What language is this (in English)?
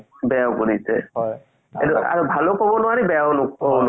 Assamese